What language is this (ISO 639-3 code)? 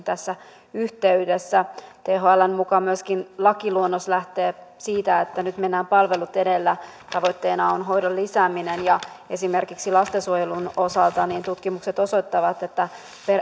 fin